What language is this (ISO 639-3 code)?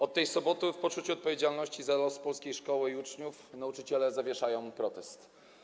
pol